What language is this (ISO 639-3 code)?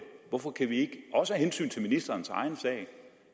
dan